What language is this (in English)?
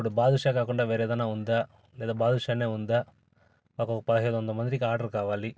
Telugu